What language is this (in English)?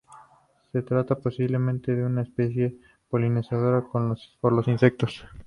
Spanish